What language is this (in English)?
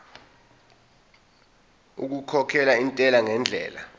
Zulu